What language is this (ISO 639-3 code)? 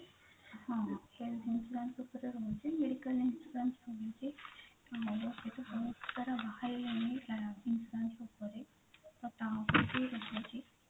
ori